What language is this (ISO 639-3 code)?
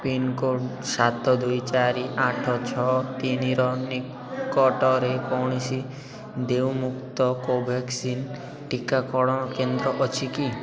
ori